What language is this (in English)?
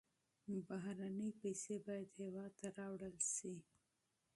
Pashto